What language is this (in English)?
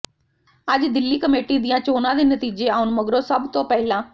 Punjabi